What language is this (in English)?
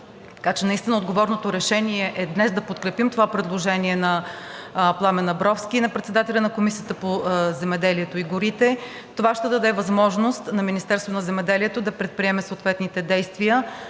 Bulgarian